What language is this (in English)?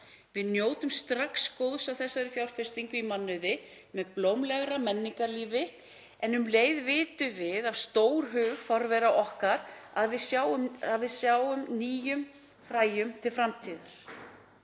Icelandic